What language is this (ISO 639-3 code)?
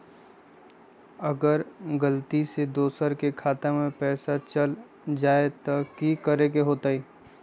mag